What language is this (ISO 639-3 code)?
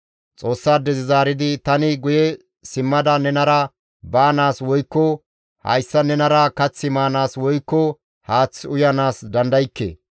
gmv